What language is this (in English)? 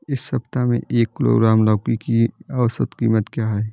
Hindi